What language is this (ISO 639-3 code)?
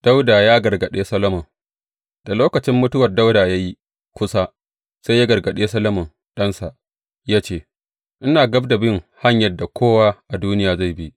hau